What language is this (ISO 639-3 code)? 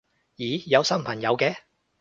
yue